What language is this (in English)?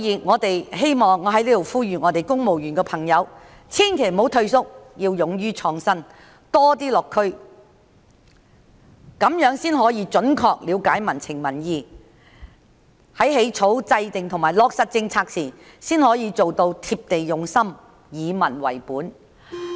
Cantonese